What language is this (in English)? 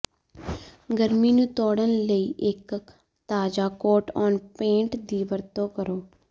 Punjabi